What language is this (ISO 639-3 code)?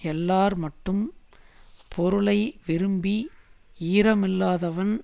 tam